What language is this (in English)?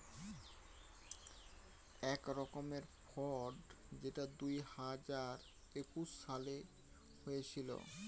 Bangla